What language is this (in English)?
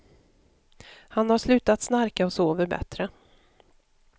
Swedish